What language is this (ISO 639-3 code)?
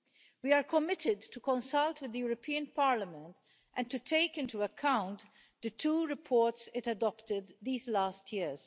eng